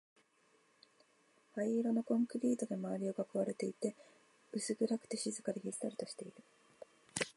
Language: Japanese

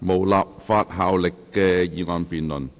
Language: Cantonese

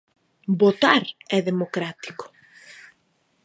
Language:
Galician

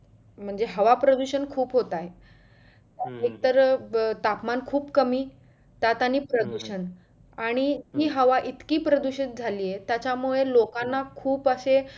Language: Marathi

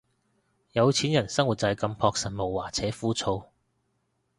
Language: Cantonese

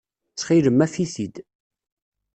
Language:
Kabyle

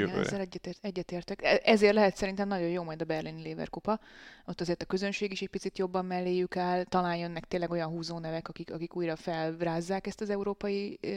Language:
Hungarian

